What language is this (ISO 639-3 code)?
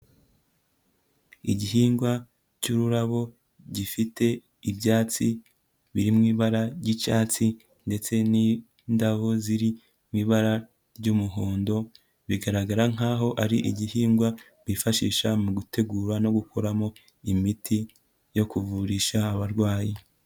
kin